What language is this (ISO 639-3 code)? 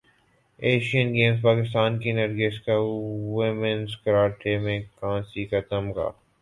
urd